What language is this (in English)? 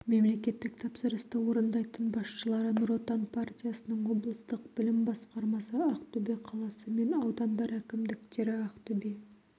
Kazakh